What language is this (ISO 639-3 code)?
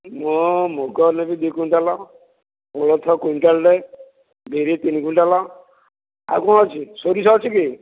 ori